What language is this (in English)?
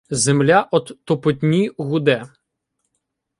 Ukrainian